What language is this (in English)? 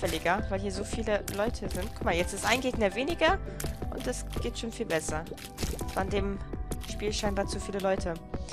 German